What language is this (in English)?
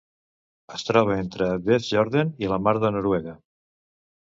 Catalan